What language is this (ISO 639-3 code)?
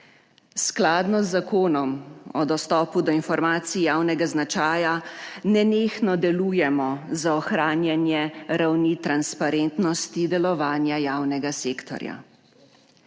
slv